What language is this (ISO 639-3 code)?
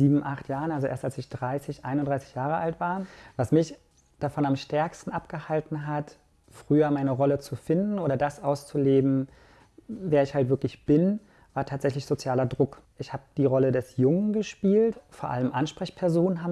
deu